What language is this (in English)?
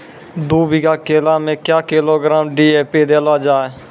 Maithili